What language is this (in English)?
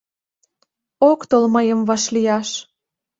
Mari